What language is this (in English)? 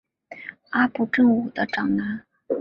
Chinese